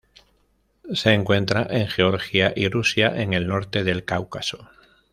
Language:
Spanish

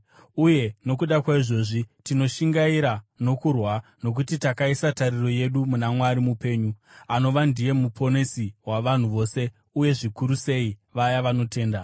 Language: Shona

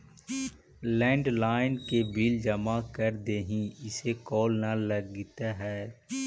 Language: Magahi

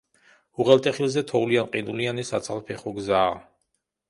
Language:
Georgian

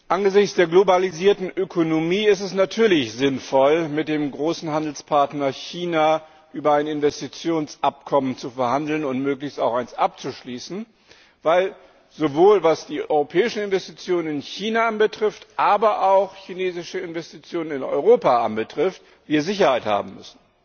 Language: German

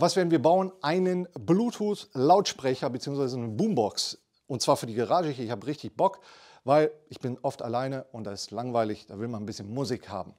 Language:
German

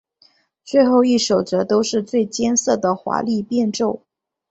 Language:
Chinese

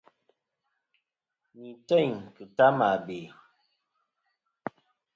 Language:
Kom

